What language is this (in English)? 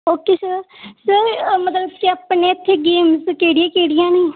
Punjabi